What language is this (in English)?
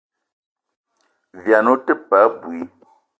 Eton (Cameroon)